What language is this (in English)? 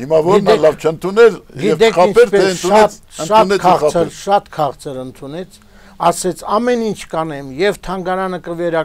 Romanian